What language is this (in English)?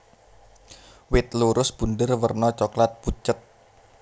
Javanese